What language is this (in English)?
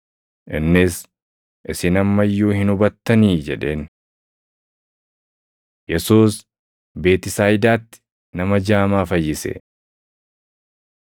Oromo